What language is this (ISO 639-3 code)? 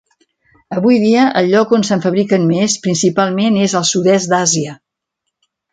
cat